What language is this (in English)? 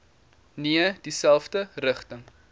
Afrikaans